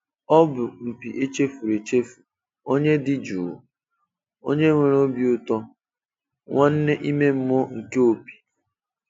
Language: Igbo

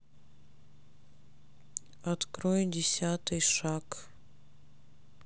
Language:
Russian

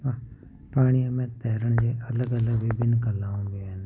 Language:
Sindhi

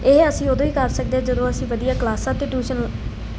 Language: Punjabi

